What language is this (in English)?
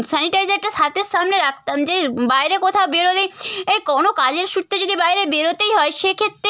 Bangla